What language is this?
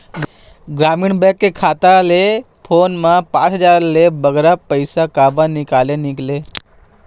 Chhattisgarhi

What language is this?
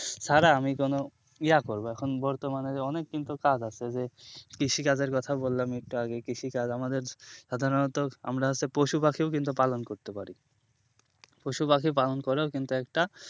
Bangla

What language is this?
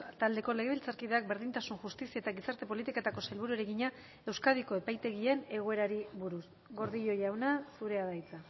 Basque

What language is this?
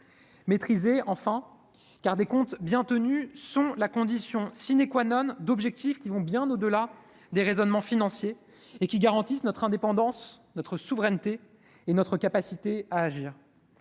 French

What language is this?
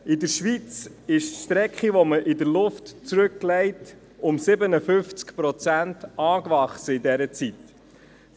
Swiss German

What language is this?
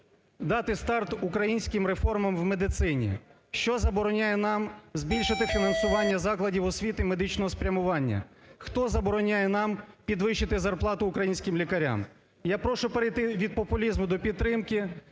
Ukrainian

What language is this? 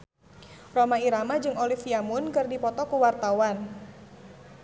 Sundanese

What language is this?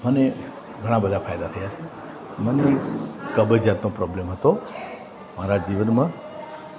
Gujarati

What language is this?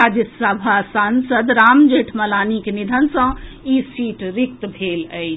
Maithili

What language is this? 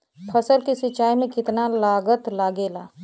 Bhojpuri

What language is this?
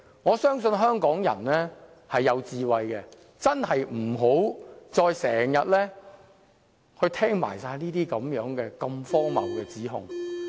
Cantonese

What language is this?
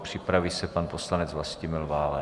Czech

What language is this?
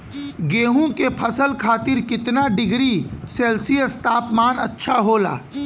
Bhojpuri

